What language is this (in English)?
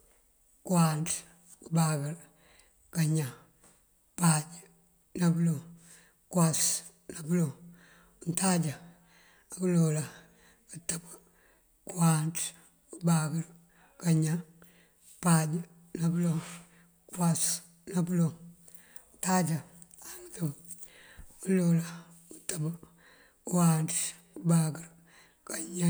Mandjak